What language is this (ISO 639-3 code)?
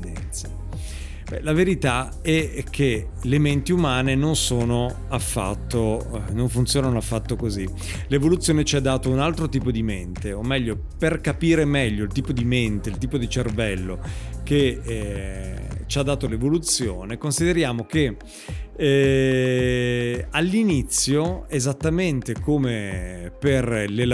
ita